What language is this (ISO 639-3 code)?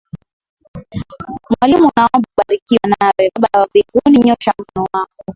swa